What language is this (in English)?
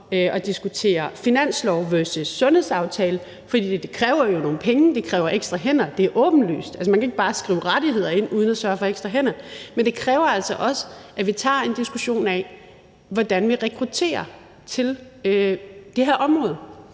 Danish